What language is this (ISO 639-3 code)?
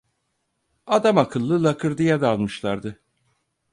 tur